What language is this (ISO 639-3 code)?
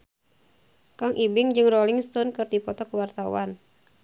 sun